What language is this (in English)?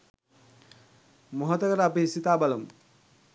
Sinhala